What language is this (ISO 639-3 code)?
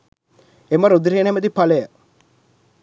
sin